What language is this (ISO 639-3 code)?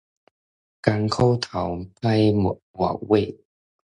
nan